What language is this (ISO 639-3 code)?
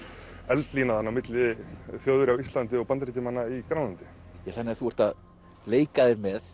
isl